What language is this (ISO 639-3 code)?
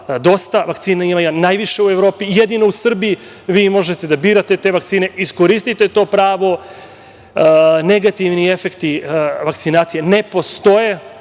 srp